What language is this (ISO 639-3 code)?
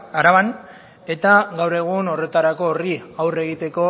eus